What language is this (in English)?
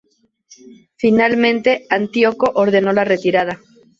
Spanish